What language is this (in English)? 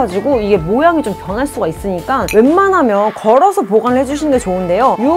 Korean